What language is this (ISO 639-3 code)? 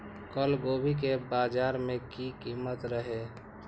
mai